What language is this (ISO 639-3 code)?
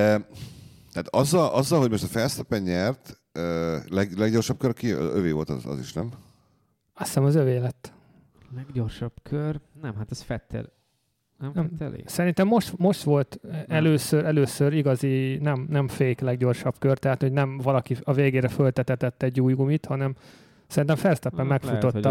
hun